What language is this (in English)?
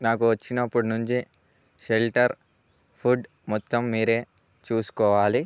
Telugu